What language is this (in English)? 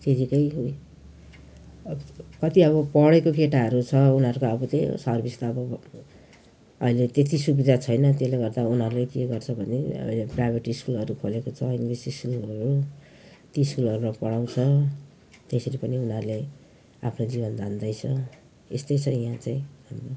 Nepali